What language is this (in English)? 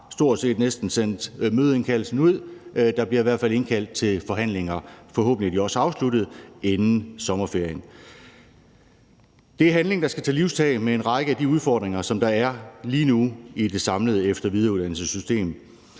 Danish